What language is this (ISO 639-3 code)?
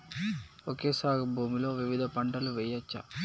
tel